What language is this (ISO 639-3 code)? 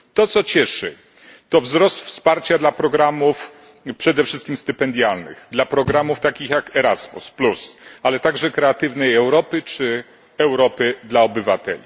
pol